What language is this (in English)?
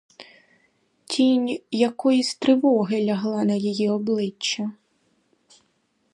Ukrainian